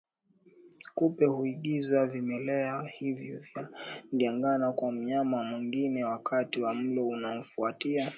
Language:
Swahili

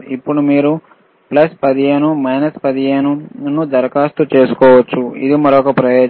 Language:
Telugu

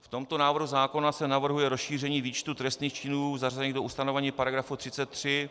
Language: Czech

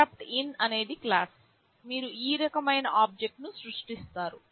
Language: Telugu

